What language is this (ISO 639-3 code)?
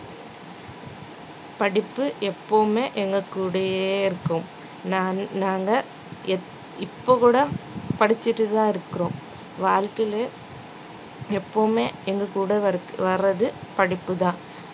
tam